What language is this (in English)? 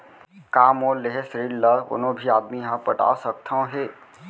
Chhattisgarhi